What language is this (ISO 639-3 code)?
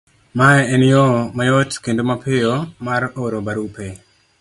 luo